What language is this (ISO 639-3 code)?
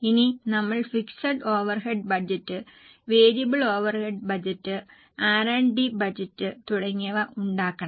mal